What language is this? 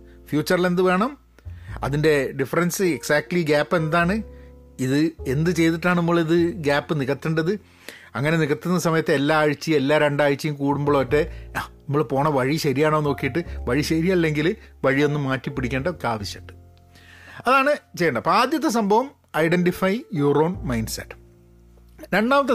Malayalam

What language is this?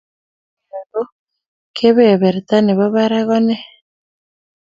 Kalenjin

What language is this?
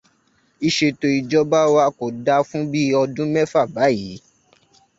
Yoruba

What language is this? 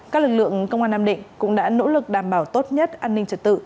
Vietnamese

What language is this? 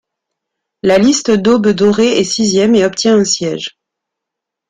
French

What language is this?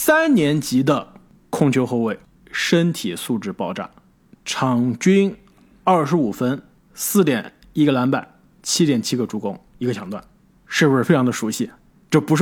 Chinese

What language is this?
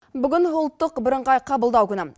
Kazakh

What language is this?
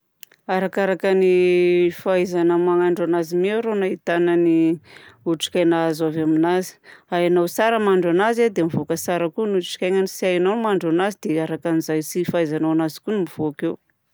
Southern Betsimisaraka Malagasy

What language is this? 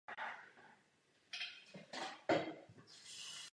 Czech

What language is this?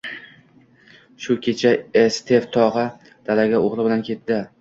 Uzbek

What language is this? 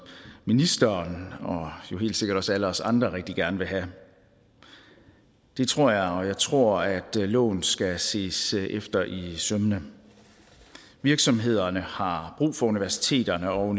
Danish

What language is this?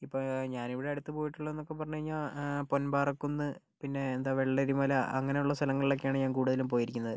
Malayalam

